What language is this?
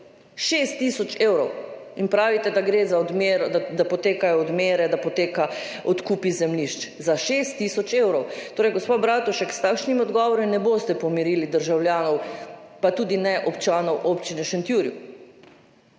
Slovenian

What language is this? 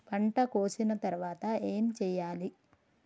Telugu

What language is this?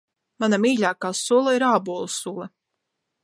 Latvian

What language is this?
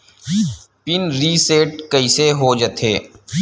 Chhattisgarhi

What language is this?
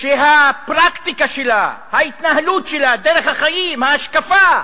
Hebrew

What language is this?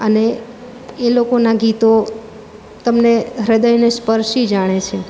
Gujarati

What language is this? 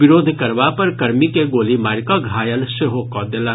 Maithili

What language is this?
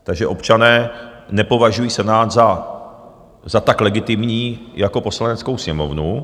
Czech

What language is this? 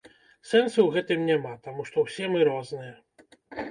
Belarusian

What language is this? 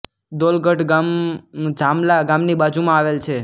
Gujarati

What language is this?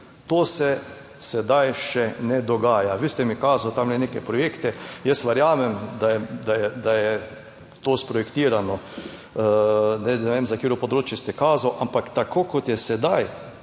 Slovenian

